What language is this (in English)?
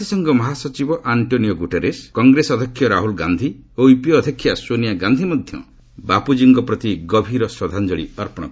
Odia